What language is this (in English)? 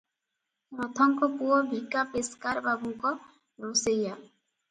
Odia